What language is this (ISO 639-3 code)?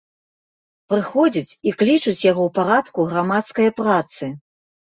bel